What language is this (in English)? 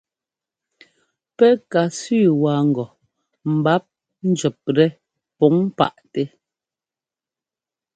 Ngomba